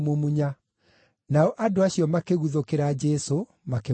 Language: Kikuyu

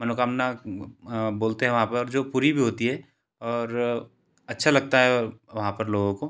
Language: Hindi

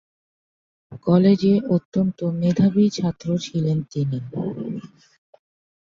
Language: Bangla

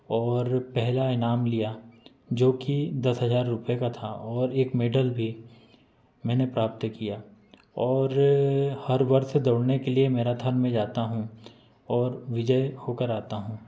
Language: Hindi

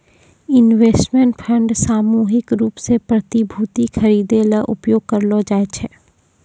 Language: Maithili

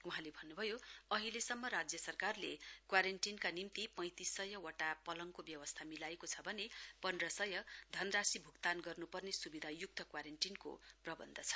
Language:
Nepali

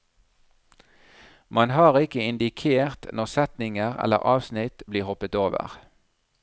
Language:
Norwegian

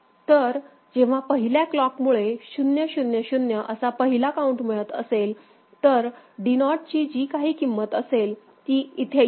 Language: Marathi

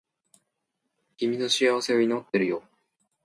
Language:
Japanese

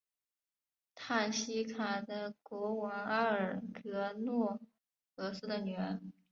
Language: Chinese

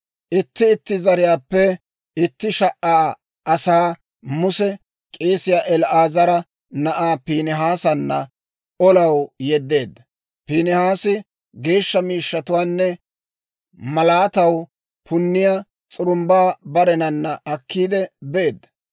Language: Dawro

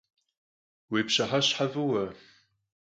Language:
Kabardian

